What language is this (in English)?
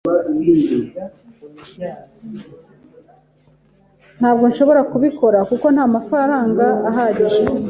Kinyarwanda